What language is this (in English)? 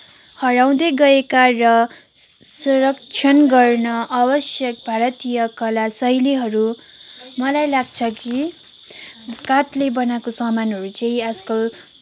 Nepali